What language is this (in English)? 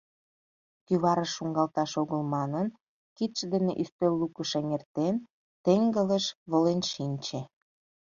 Mari